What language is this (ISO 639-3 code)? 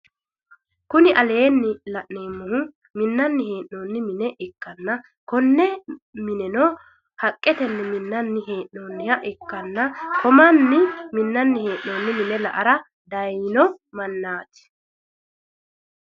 sid